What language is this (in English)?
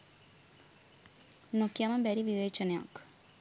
Sinhala